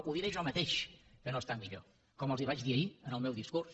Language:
Catalan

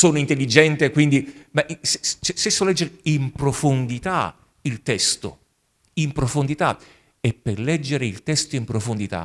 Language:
Italian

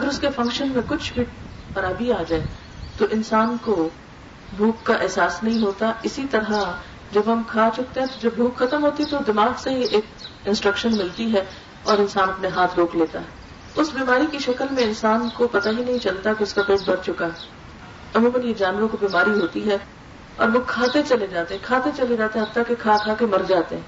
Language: Urdu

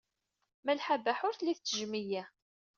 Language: Kabyle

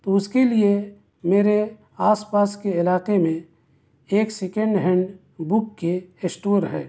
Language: Urdu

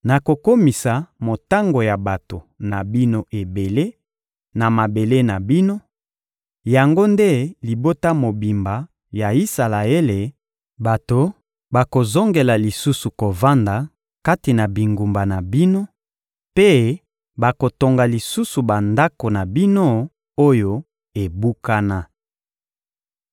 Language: Lingala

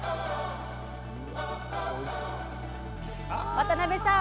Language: Japanese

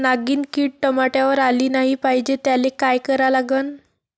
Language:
Marathi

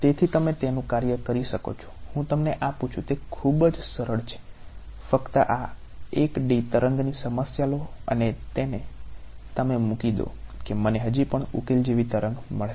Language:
Gujarati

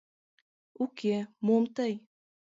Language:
Mari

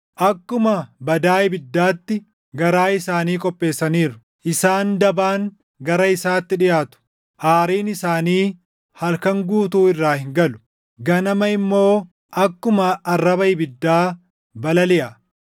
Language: Oromo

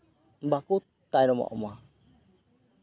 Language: Santali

